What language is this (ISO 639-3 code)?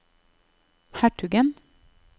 nor